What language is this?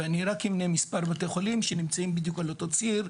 Hebrew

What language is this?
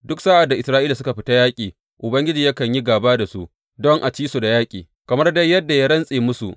Hausa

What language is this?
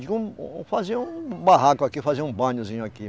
Portuguese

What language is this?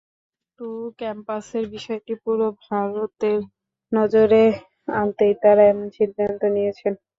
Bangla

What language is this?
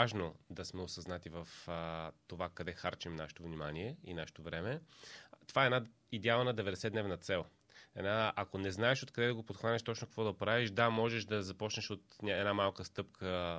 Bulgarian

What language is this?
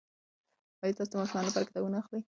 Pashto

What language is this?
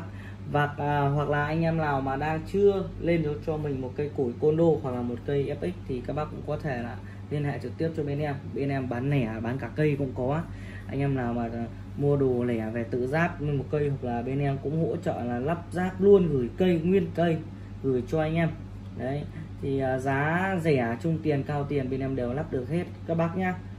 Vietnamese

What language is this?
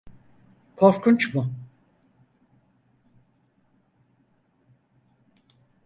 Turkish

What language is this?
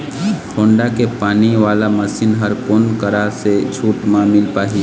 Chhattisgarhi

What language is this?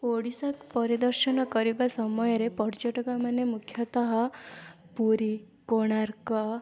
Odia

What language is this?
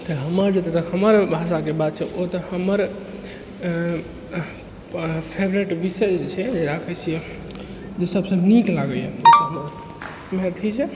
Maithili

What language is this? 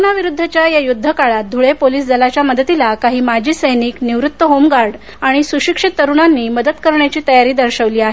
Marathi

